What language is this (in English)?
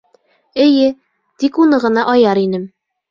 Bashkir